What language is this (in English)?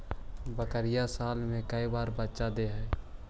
Magahi